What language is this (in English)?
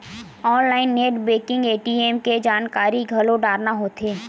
Chhattisgarhi